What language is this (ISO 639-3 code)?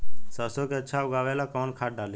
bho